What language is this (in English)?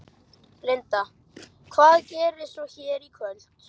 Icelandic